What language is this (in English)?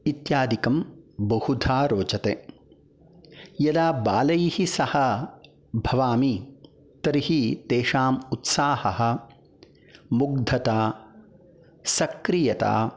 Sanskrit